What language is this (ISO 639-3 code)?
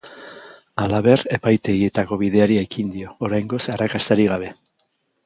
eus